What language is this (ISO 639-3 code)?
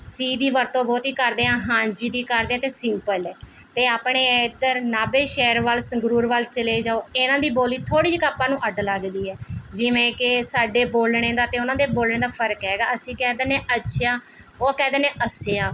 pan